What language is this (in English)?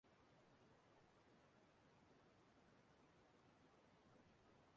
Igbo